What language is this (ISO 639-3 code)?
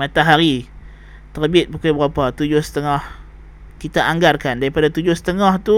msa